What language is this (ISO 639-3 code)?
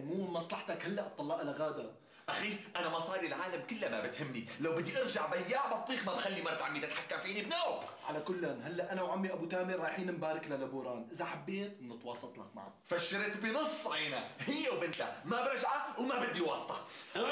ara